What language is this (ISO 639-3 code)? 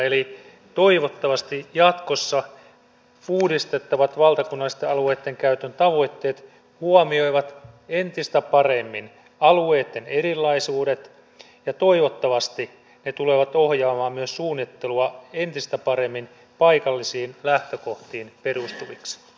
fin